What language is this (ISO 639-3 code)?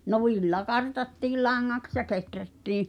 fin